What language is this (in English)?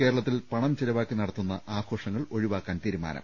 Malayalam